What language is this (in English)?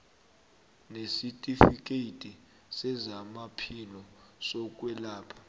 South Ndebele